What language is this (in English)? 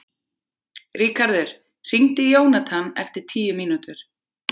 Icelandic